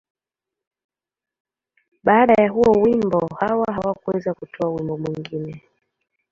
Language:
Swahili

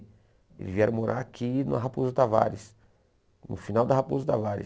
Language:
Portuguese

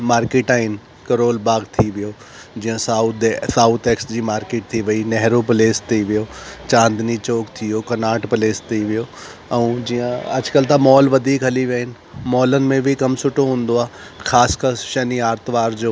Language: Sindhi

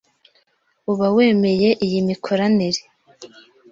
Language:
Kinyarwanda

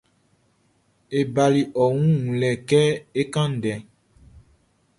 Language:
Baoulé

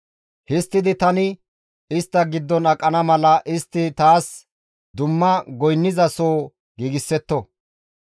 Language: Gamo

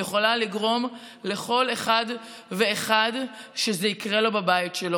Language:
Hebrew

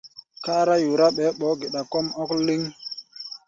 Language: Gbaya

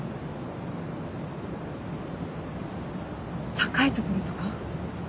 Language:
Japanese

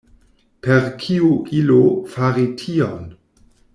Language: Esperanto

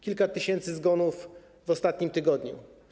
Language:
Polish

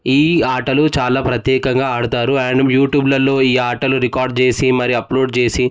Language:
Telugu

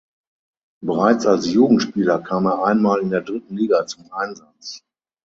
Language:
German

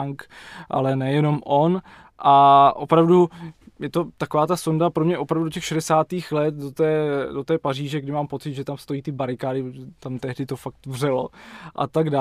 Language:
Czech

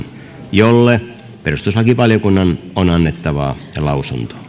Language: Finnish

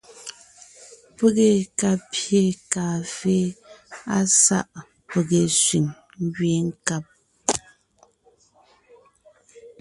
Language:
Ngiemboon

